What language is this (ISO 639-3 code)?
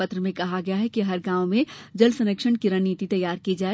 hin